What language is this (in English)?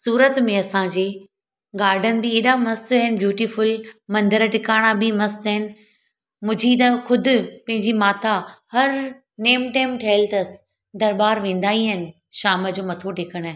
Sindhi